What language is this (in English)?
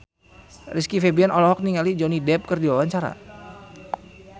Sundanese